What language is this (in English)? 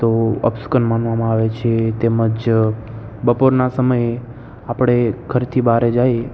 Gujarati